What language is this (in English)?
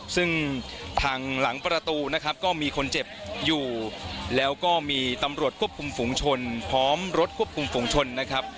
Thai